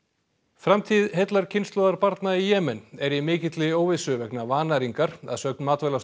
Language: Icelandic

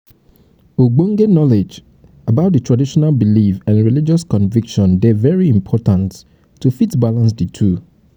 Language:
Nigerian Pidgin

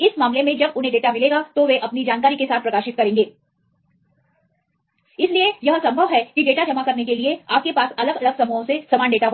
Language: Hindi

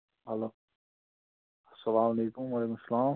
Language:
Kashmiri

